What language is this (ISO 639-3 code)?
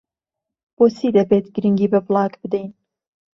ckb